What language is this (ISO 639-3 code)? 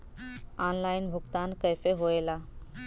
bho